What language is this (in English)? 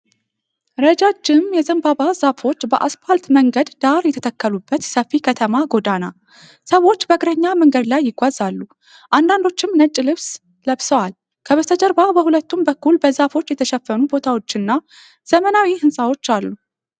Amharic